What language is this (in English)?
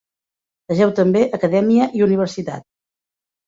Catalan